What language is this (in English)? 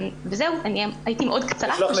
Hebrew